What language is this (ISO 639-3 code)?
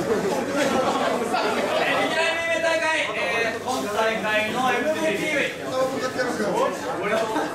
jpn